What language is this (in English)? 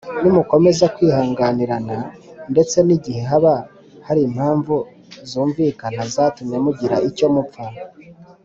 Kinyarwanda